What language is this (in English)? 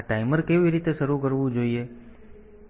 Gujarati